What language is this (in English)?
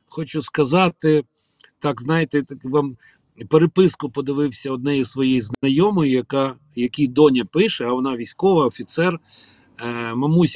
Ukrainian